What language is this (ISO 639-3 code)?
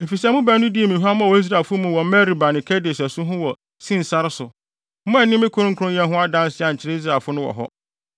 aka